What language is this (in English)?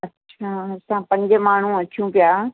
Sindhi